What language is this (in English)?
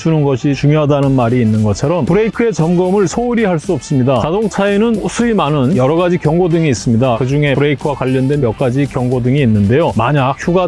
Korean